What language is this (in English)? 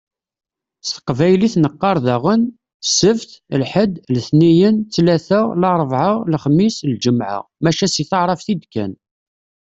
Kabyle